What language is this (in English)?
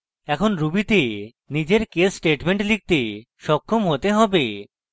Bangla